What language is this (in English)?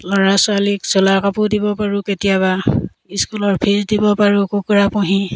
Assamese